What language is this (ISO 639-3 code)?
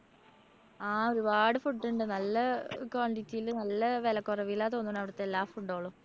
mal